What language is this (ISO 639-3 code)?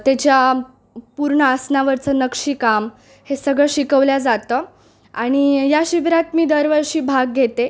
mar